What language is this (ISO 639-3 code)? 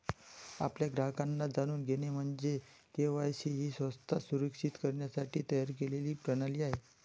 mar